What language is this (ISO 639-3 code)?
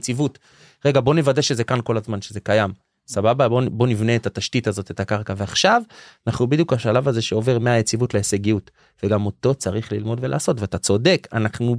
heb